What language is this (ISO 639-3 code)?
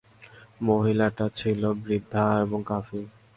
ben